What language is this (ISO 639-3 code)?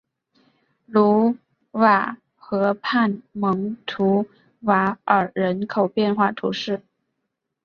zho